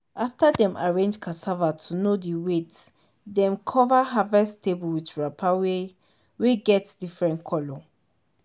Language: Nigerian Pidgin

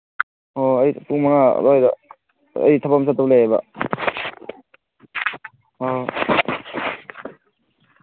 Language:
Manipuri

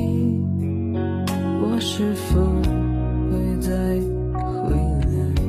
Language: Chinese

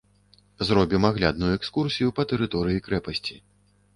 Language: Belarusian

